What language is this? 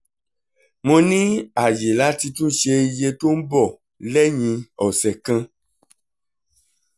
Yoruba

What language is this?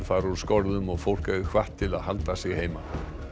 Icelandic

